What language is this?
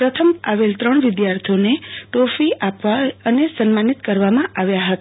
Gujarati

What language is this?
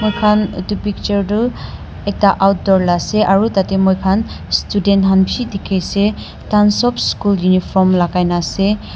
Naga Pidgin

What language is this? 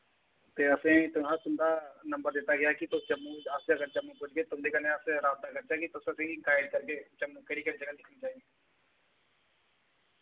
Dogri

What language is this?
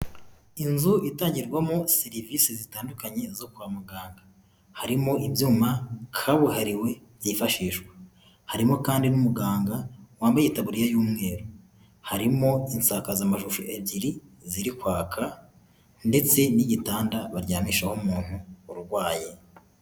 Kinyarwanda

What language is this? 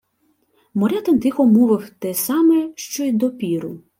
Ukrainian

